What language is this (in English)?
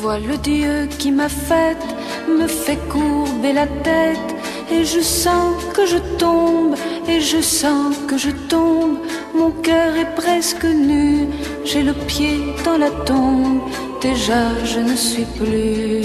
Persian